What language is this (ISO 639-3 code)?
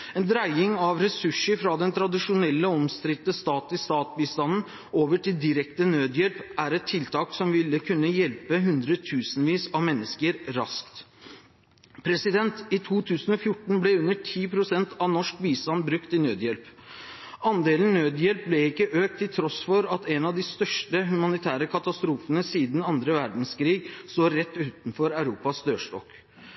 nob